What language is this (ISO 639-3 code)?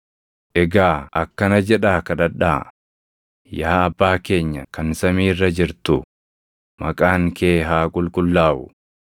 orm